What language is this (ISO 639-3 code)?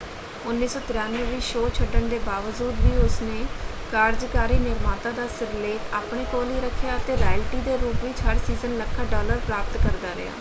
pan